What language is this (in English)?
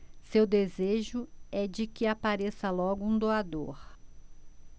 Portuguese